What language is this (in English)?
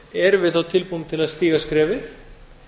Icelandic